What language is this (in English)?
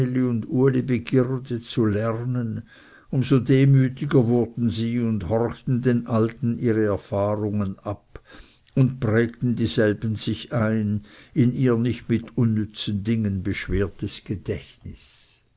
German